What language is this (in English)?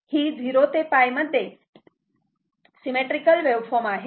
Marathi